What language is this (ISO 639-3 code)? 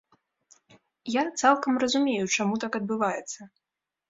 bel